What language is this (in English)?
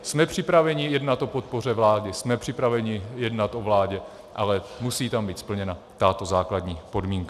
Czech